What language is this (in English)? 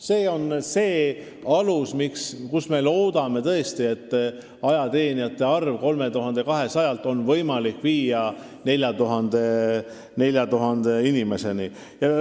Estonian